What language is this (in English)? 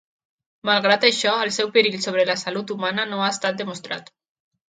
Catalan